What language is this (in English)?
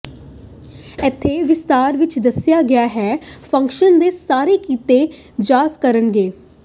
Punjabi